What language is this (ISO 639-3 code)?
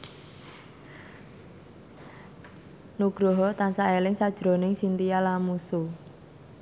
jav